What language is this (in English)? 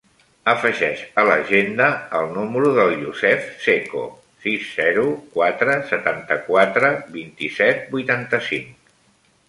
Catalan